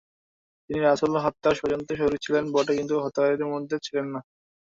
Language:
Bangla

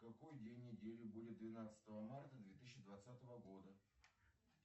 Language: Russian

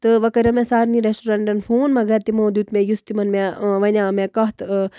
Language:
Kashmiri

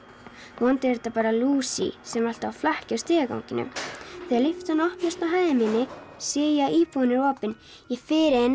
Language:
Icelandic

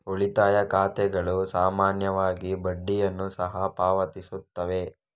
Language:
Kannada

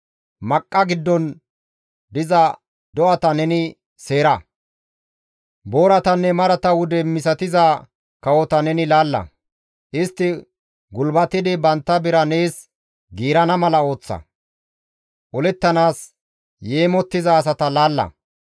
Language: Gamo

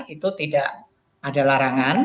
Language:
Indonesian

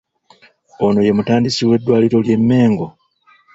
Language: Ganda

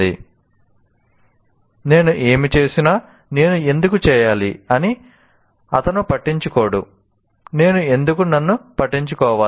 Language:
Telugu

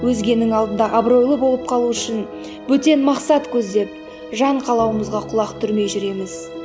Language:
Kazakh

